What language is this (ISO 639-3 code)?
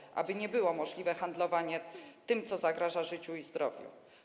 pol